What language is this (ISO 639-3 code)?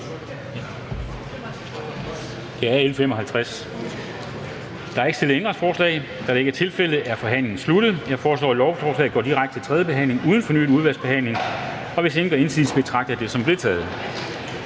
dan